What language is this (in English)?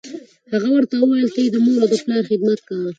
Pashto